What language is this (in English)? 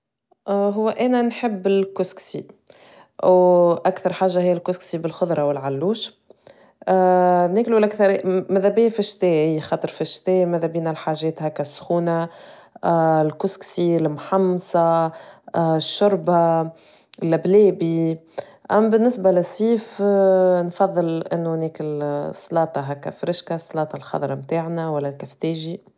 Tunisian Arabic